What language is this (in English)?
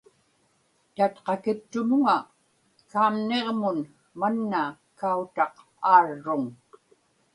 Inupiaq